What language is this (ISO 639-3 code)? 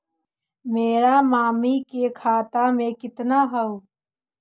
mag